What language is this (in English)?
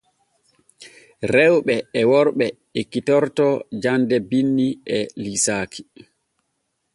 Borgu Fulfulde